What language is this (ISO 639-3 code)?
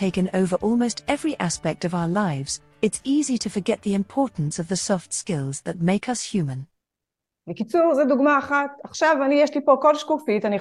heb